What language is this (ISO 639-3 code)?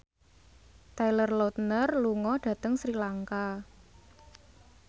jav